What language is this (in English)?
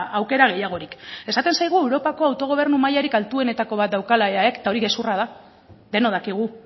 Basque